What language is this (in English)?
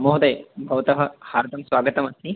Sanskrit